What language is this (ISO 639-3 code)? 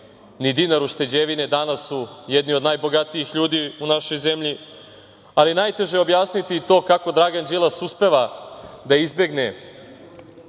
srp